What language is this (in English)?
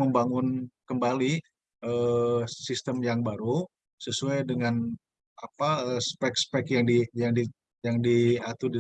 Indonesian